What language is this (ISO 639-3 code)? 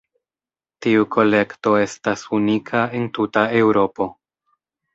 epo